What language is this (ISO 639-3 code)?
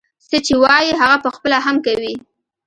pus